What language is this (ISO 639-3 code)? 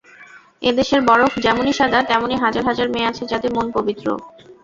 ben